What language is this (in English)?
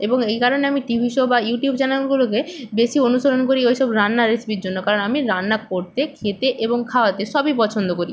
Bangla